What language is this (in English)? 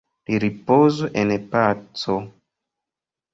Esperanto